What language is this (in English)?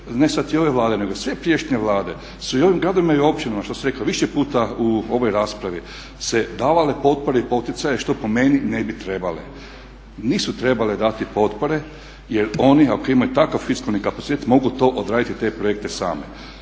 Croatian